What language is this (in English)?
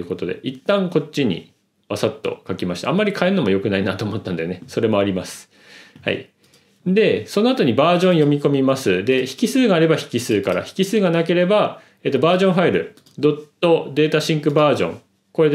Japanese